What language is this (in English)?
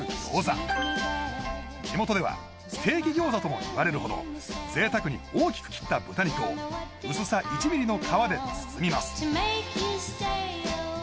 Japanese